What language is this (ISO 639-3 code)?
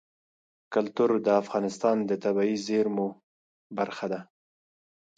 pus